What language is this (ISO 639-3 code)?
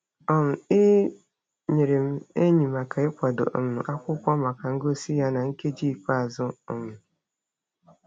ibo